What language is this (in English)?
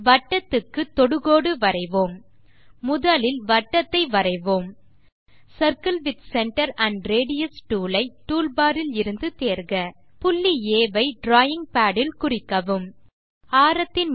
Tamil